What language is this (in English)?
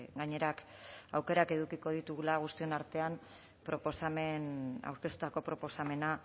Basque